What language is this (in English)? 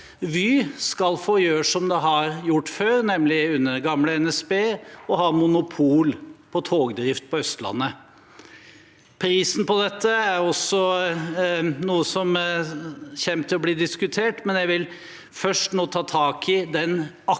Norwegian